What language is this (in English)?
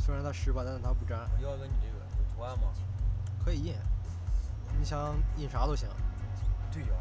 Chinese